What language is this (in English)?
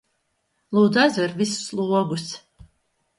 Latvian